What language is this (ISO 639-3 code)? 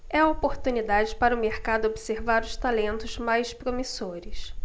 por